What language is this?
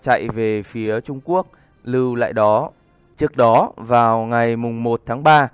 Vietnamese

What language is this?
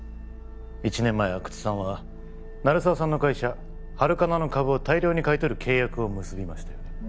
Japanese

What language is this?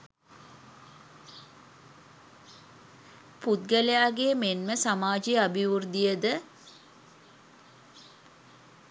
Sinhala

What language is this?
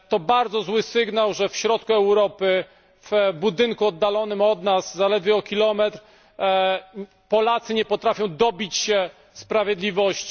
Polish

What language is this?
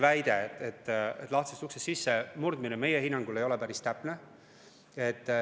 Estonian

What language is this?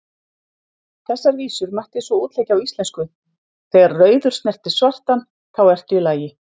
Icelandic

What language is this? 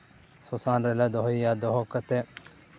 Santali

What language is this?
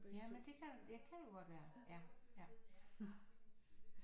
Danish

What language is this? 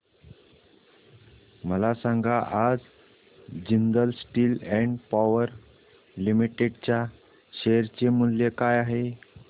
Marathi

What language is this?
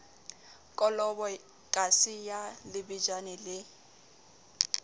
Southern Sotho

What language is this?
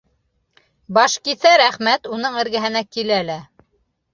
Bashkir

